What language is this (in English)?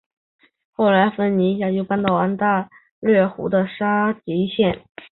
Chinese